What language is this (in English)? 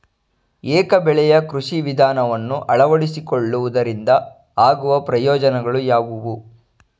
Kannada